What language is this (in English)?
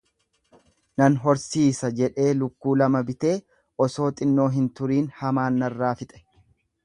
Oromo